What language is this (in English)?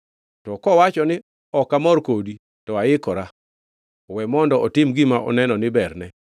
Luo (Kenya and Tanzania)